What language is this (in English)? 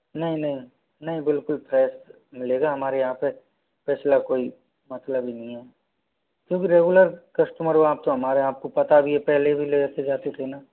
Hindi